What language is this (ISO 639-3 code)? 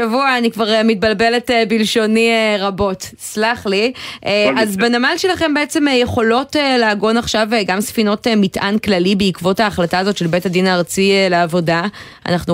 heb